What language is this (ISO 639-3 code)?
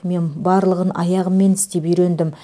kaz